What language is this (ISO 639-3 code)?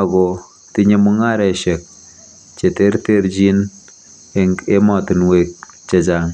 kln